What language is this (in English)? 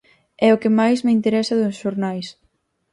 Galician